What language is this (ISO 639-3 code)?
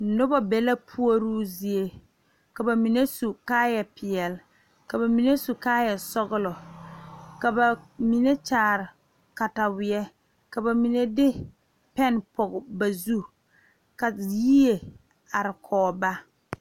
dga